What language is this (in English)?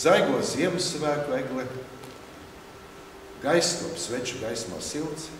Latvian